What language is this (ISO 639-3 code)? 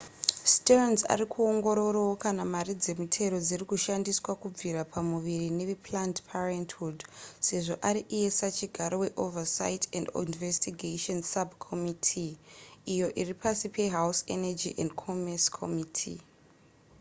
sna